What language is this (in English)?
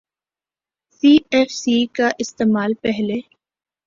Urdu